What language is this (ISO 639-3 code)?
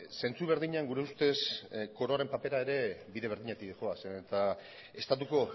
eus